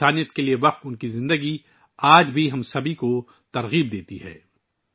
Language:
Urdu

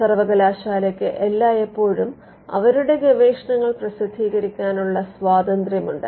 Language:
Malayalam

